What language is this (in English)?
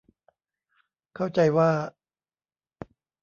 Thai